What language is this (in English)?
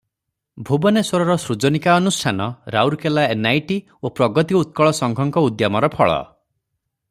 Odia